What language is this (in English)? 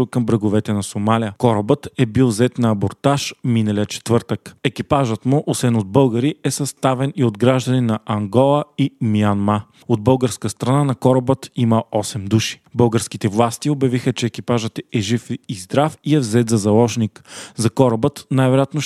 Bulgarian